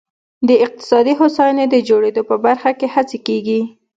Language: Pashto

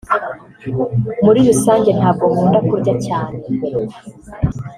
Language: Kinyarwanda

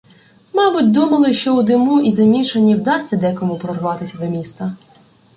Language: Ukrainian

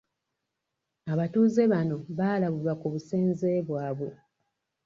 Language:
Ganda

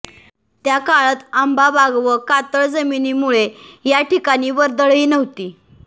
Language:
Marathi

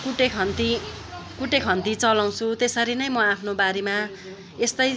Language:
Nepali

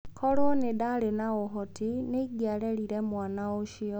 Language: Kikuyu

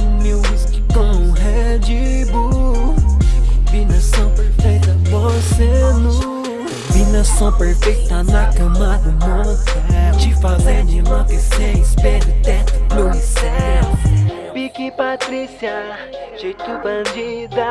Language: Portuguese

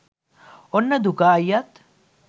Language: Sinhala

